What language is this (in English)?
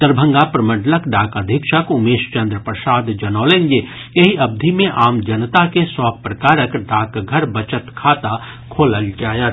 Maithili